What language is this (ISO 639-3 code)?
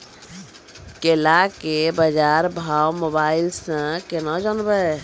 mai